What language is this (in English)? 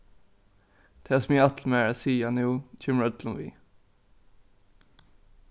Faroese